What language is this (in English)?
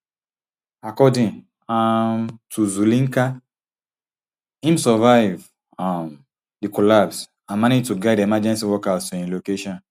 Nigerian Pidgin